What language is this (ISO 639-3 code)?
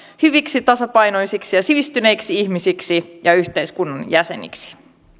fin